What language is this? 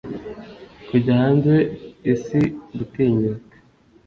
Kinyarwanda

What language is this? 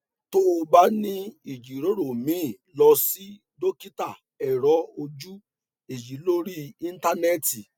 Yoruba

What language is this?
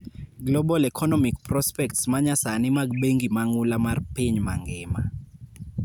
Luo (Kenya and Tanzania)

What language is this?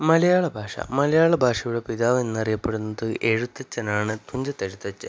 Malayalam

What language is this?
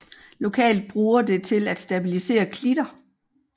Danish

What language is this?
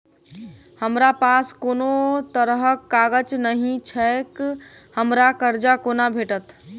Maithili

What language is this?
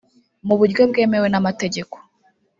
Kinyarwanda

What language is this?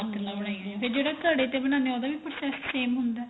Punjabi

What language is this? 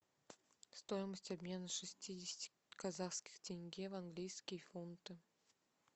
Russian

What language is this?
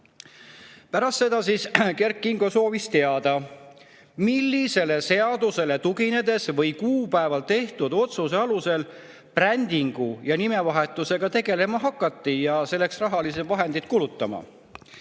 Estonian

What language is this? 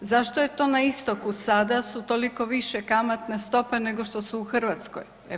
Croatian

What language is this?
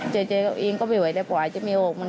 Thai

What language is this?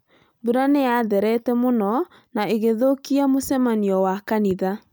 Kikuyu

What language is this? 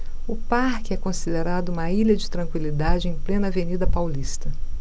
Portuguese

